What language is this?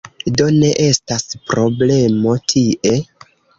Esperanto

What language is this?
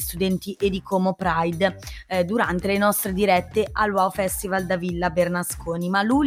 Italian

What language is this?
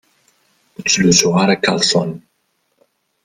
Kabyle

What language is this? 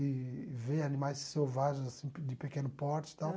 Portuguese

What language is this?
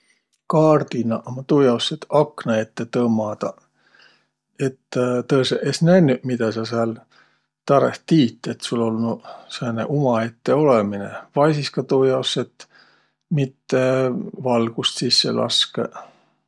Võro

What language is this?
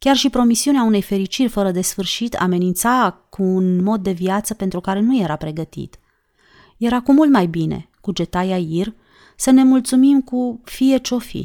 Romanian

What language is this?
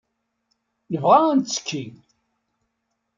Kabyle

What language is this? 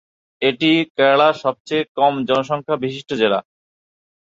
Bangla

